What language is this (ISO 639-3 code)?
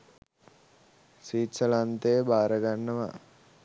sin